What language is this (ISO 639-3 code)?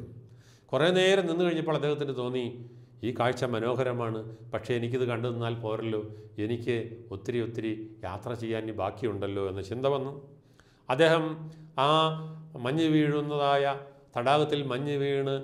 mal